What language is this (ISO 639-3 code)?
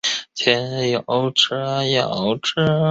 zho